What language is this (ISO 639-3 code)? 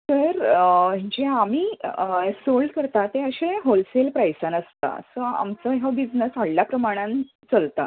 kok